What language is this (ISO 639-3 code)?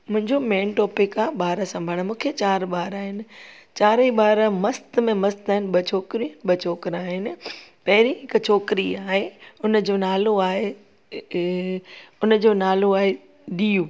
snd